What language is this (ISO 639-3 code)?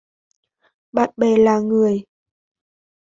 vie